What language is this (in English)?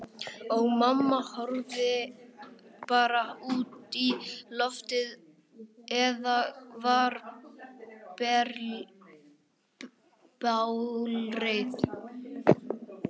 Icelandic